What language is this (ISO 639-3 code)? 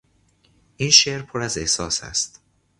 fas